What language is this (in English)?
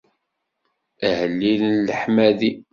Kabyle